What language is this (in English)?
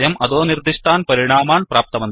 Sanskrit